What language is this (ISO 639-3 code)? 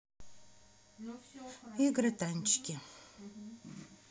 rus